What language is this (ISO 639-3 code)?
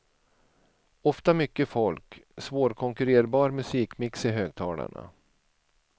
swe